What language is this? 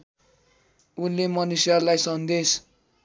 Nepali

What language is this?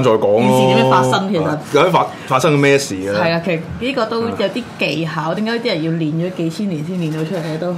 Chinese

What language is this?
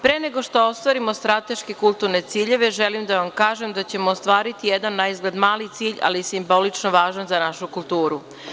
Serbian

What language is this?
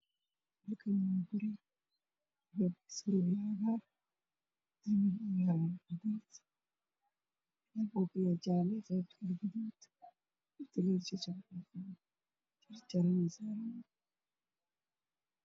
Somali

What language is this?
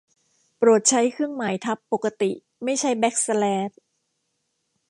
Thai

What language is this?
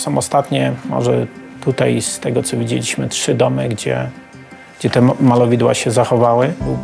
Polish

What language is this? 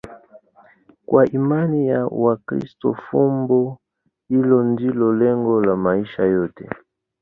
Swahili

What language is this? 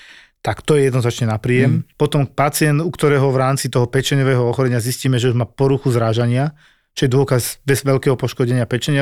Slovak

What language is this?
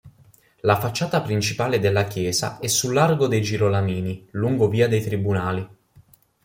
Italian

